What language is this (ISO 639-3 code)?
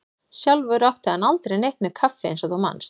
isl